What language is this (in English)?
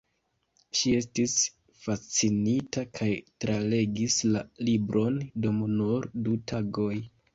Esperanto